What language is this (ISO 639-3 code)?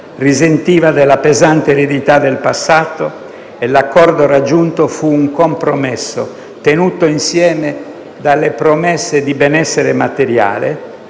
ita